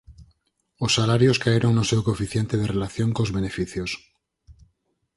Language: Galician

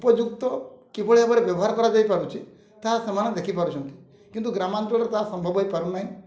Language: Odia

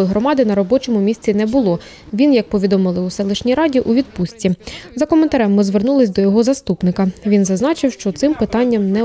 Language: Ukrainian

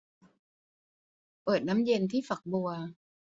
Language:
Thai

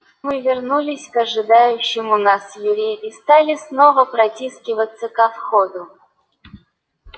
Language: Russian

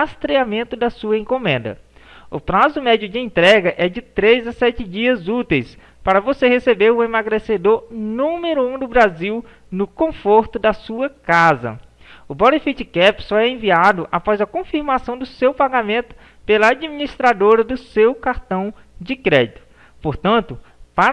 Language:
Portuguese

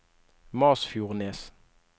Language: Norwegian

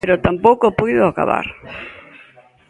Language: Galician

